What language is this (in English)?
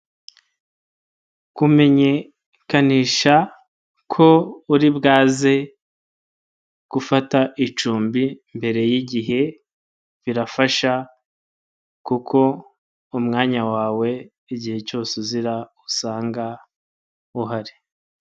Kinyarwanda